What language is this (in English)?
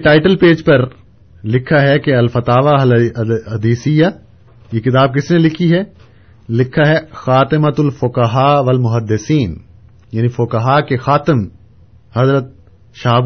Urdu